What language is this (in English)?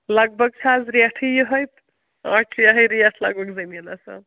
Kashmiri